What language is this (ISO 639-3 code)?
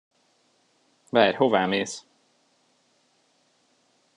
hun